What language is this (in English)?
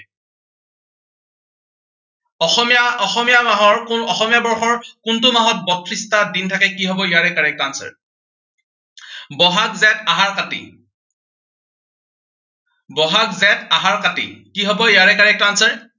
Assamese